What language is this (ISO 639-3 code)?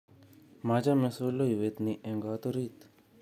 kln